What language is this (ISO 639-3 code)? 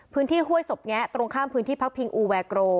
tha